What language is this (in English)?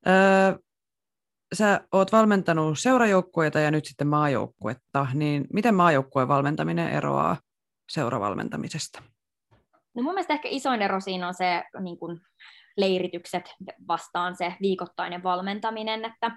Finnish